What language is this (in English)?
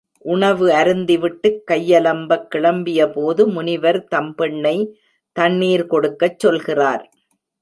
Tamil